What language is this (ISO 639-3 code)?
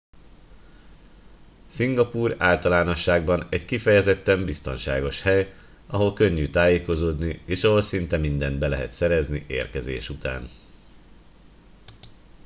hun